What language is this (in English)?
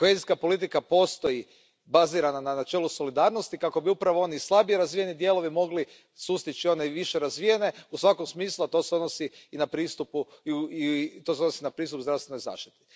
Croatian